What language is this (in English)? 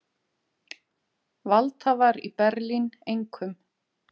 Icelandic